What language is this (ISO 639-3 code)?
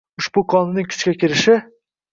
uzb